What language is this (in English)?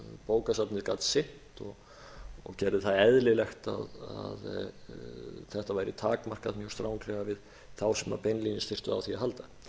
Icelandic